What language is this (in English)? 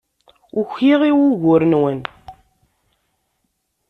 Kabyle